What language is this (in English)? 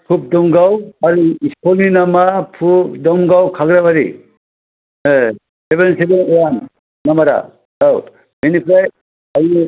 Bodo